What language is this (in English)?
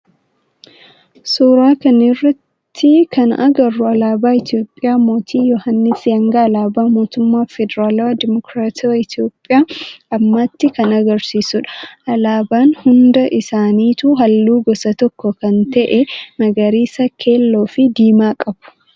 Oromo